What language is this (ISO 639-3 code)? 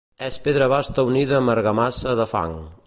cat